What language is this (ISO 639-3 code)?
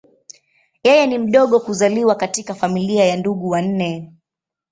swa